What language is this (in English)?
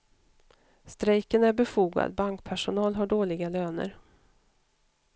Swedish